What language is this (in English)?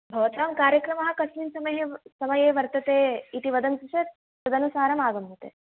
Sanskrit